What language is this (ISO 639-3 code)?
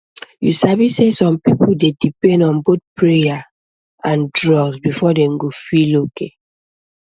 pcm